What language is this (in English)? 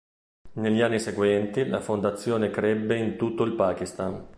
Italian